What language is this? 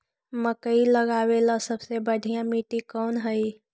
Magahi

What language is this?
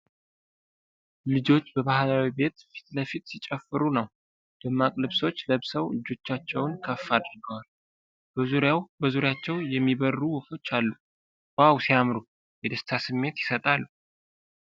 Amharic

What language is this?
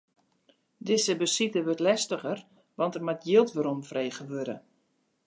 Western Frisian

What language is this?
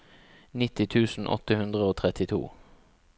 Norwegian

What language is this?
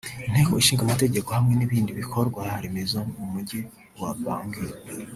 Kinyarwanda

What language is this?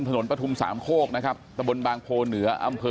Thai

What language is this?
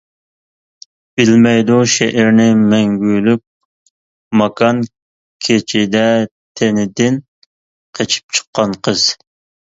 Uyghur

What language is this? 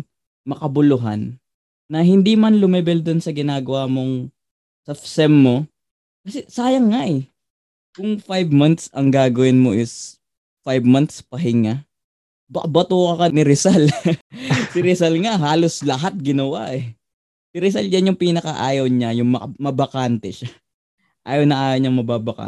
Filipino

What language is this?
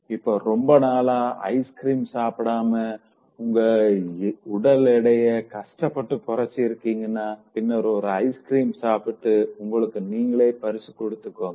Tamil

